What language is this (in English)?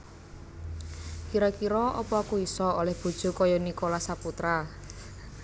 Javanese